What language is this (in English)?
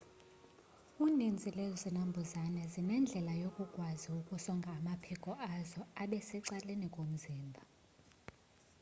Xhosa